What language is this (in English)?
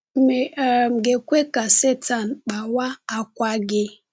Igbo